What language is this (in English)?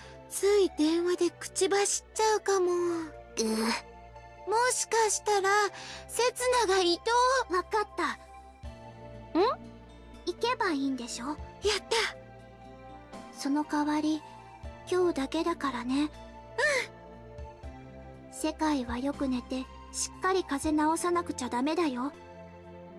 Japanese